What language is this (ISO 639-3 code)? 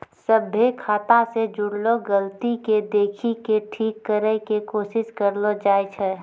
mai